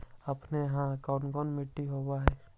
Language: Magahi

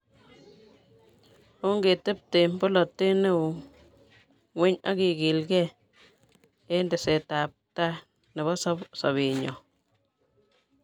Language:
Kalenjin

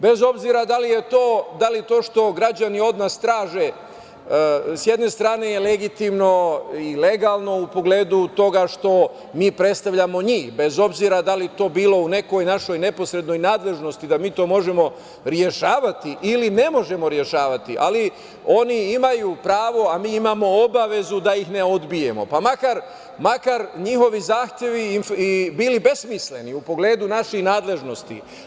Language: Serbian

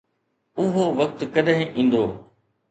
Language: Sindhi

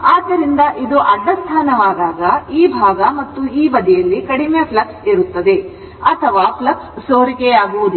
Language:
Kannada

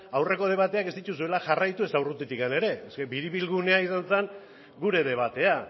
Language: Basque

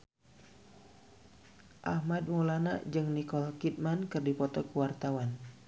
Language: Sundanese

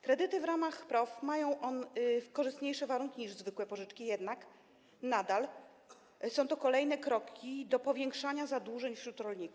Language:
Polish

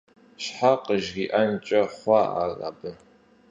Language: Kabardian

